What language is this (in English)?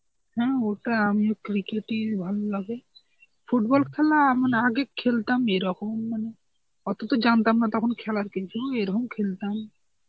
Bangla